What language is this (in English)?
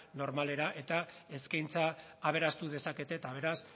Basque